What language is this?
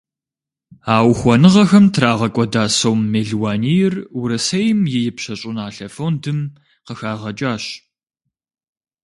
Kabardian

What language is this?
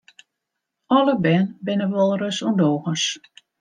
Western Frisian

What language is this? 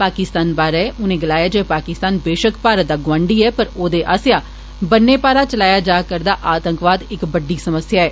Dogri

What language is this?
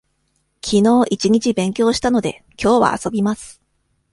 Japanese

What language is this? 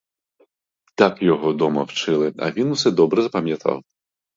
Ukrainian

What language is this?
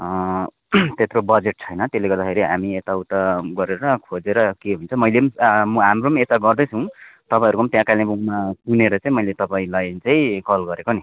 Nepali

